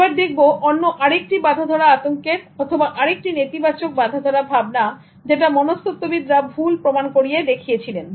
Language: Bangla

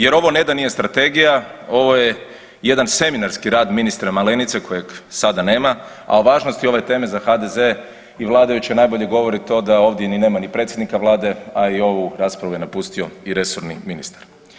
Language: Croatian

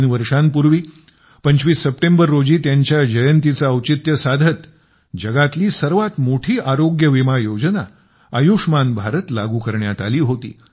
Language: Marathi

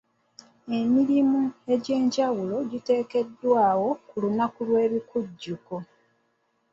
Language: Ganda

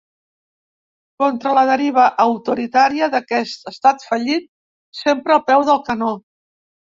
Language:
Catalan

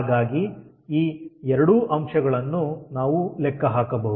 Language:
Kannada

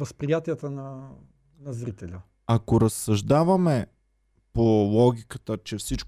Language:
Bulgarian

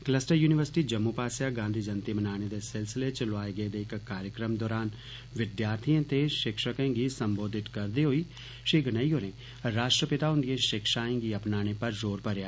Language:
Dogri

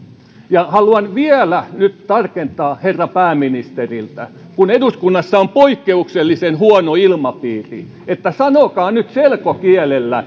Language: Finnish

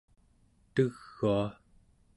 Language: Central Yupik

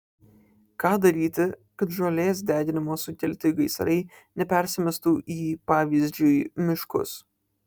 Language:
Lithuanian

